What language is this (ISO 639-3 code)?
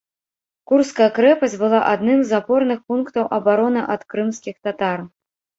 bel